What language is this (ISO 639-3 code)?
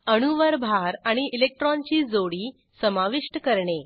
mar